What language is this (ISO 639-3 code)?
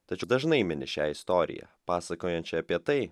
lit